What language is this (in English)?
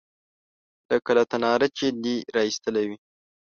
Pashto